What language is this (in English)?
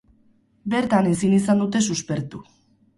Basque